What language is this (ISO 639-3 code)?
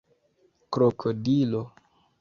epo